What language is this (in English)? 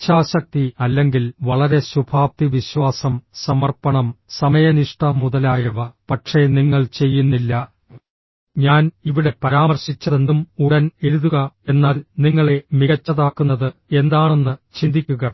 Malayalam